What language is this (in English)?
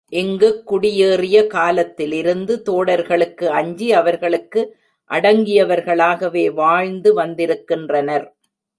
Tamil